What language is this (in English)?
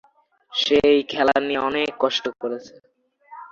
Bangla